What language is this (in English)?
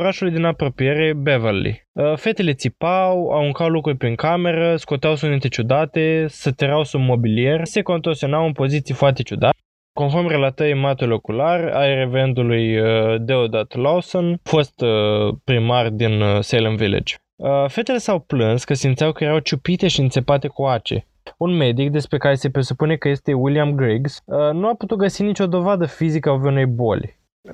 Romanian